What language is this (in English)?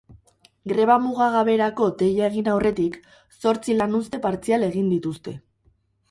Basque